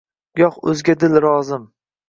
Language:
Uzbek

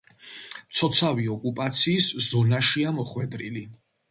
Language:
Georgian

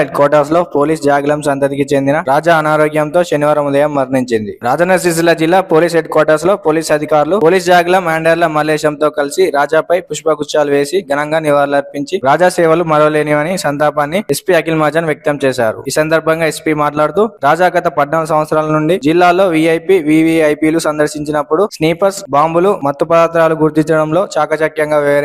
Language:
Telugu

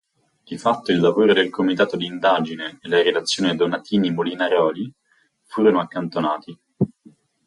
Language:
Italian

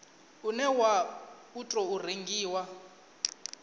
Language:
Venda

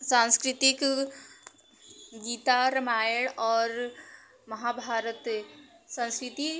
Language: Hindi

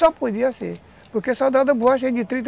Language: Portuguese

